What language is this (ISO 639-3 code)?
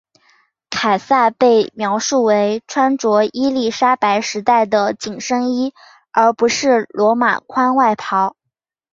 zho